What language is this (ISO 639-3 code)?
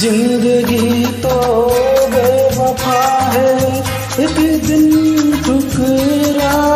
hin